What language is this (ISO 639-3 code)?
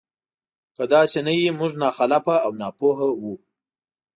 pus